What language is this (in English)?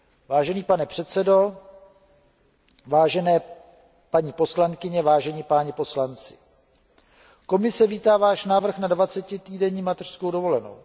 Czech